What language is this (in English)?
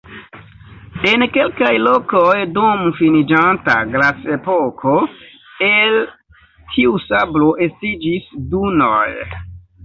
Esperanto